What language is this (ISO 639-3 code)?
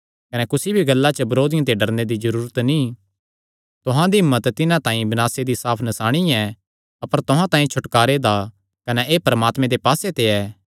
xnr